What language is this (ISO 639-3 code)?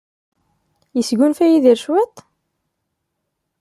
kab